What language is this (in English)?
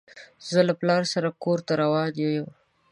Pashto